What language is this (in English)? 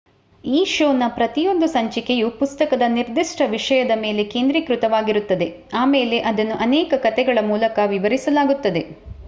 Kannada